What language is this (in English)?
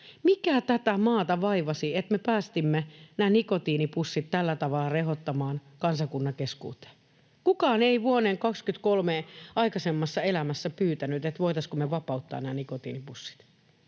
Finnish